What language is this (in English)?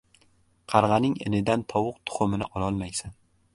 Uzbek